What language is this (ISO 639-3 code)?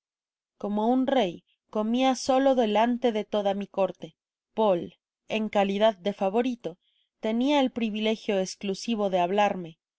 spa